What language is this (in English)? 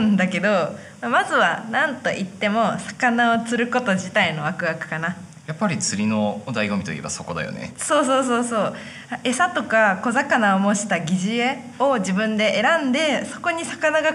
Japanese